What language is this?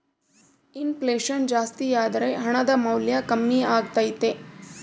Kannada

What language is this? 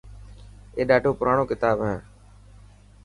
Dhatki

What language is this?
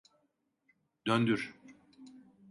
Turkish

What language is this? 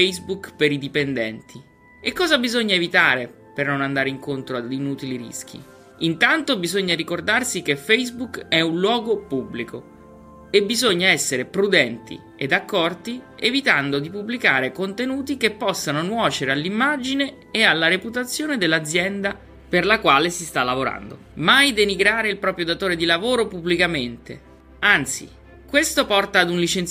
Italian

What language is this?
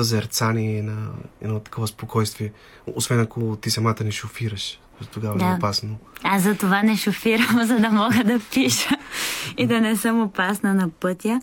Bulgarian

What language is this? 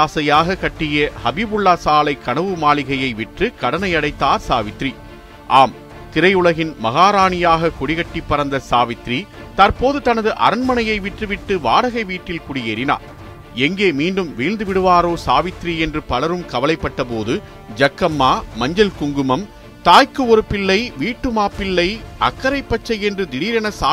Tamil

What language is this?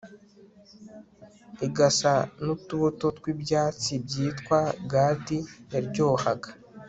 Kinyarwanda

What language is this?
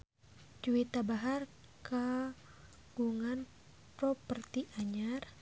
Sundanese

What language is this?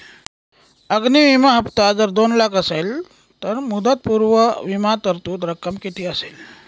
Marathi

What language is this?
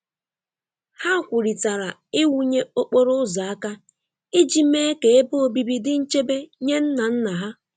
Igbo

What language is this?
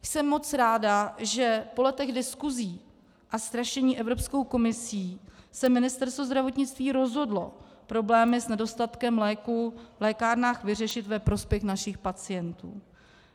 Czech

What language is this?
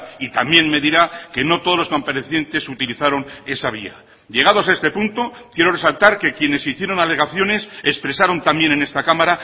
Spanish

